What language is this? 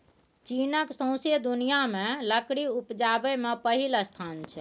Maithili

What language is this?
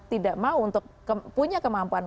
Indonesian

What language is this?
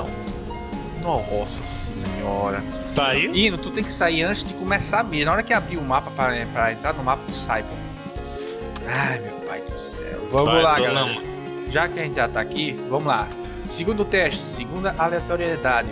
Portuguese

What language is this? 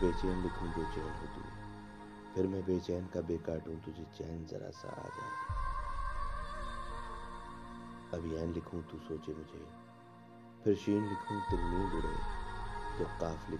Urdu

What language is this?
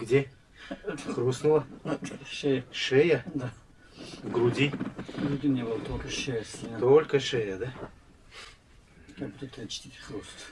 Russian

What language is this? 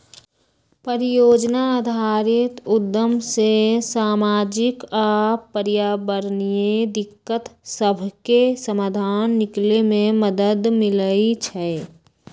Magahi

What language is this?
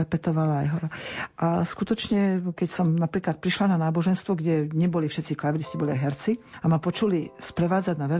Slovak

